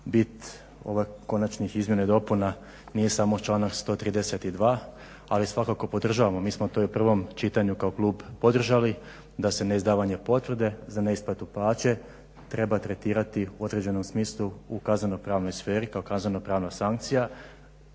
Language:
Croatian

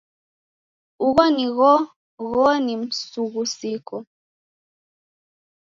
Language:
Taita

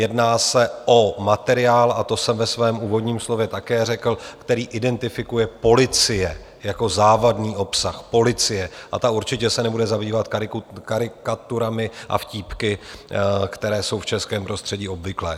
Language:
Czech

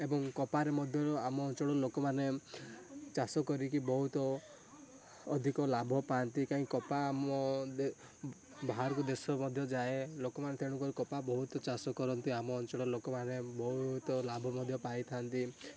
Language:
Odia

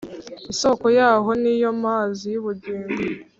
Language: Kinyarwanda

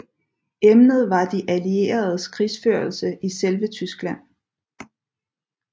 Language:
Danish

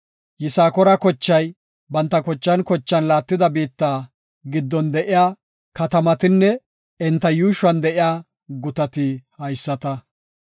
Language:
Gofa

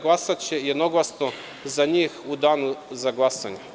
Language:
Serbian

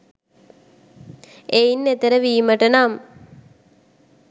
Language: Sinhala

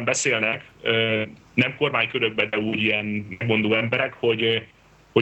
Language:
Hungarian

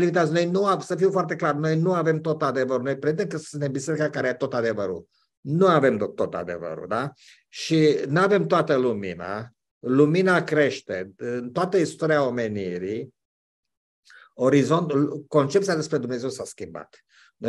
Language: Romanian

